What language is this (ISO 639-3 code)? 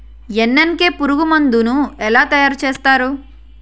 tel